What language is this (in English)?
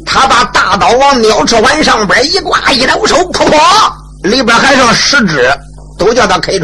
Chinese